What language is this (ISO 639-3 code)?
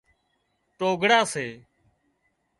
kxp